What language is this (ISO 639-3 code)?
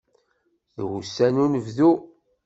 kab